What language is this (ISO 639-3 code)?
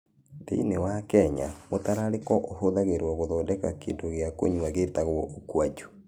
kik